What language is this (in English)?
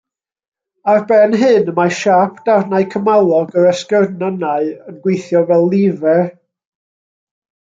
Welsh